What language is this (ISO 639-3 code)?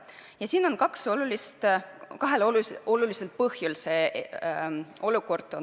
est